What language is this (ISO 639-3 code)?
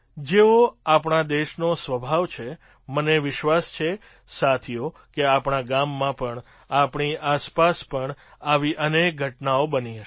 guj